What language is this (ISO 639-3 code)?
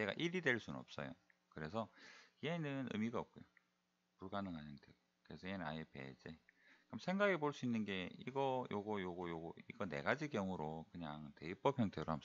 kor